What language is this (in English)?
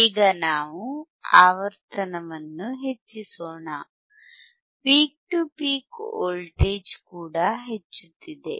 Kannada